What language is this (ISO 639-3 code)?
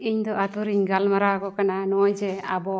sat